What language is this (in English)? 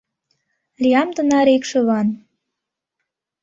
Mari